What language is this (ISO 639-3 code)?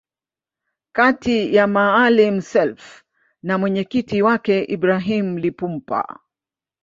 swa